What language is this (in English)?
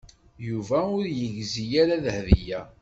Kabyle